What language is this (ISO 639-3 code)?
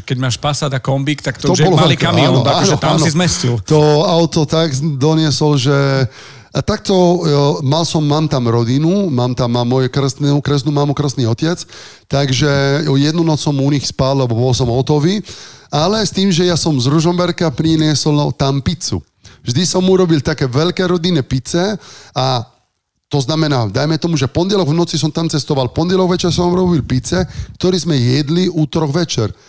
slk